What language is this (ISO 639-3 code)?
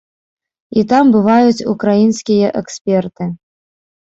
bel